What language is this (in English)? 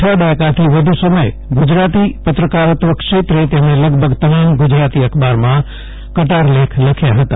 Gujarati